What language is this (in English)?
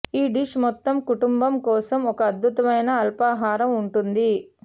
Telugu